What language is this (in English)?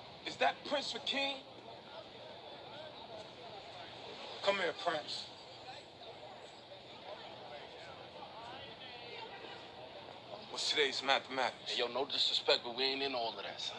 English